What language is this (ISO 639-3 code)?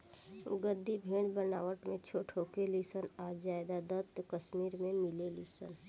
bho